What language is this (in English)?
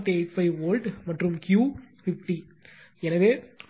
Tamil